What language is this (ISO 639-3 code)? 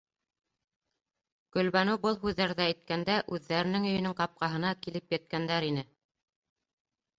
bak